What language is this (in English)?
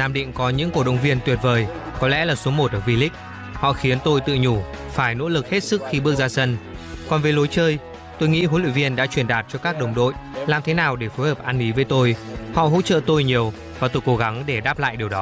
Vietnamese